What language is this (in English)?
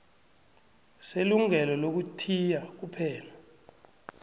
South Ndebele